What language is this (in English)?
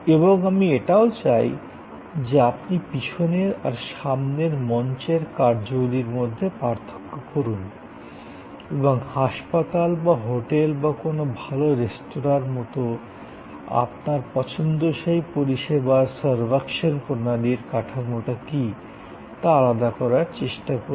Bangla